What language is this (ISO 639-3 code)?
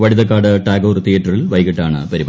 mal